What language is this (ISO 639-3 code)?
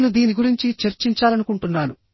tel